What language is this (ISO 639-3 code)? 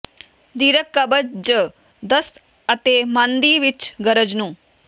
pan